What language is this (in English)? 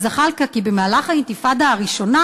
Hebrew